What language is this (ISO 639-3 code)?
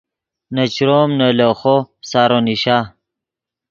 ydg